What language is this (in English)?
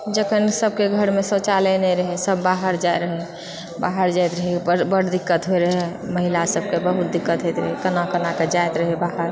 Maithili